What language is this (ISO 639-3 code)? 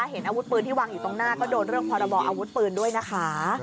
tha